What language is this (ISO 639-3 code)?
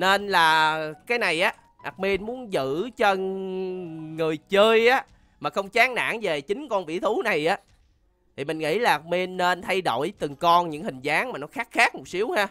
vie